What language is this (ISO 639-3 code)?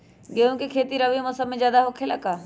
mag